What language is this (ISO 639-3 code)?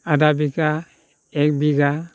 brx